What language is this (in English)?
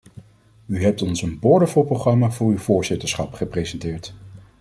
Dutch